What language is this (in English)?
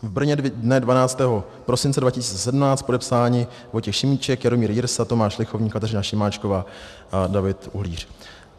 Czech